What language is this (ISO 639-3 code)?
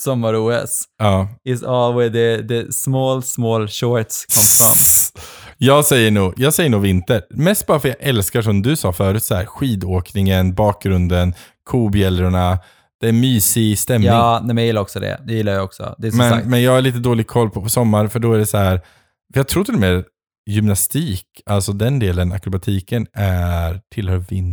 swe